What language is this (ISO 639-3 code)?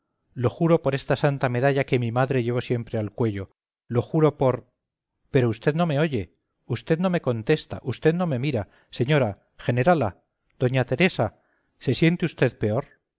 spa